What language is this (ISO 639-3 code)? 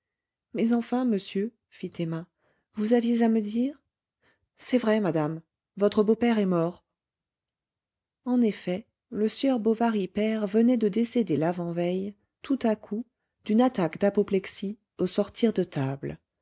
fra